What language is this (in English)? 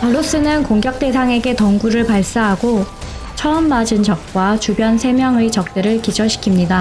Korean